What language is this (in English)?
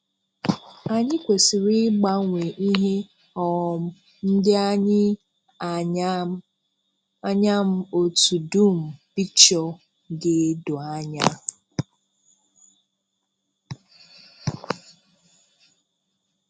Igbo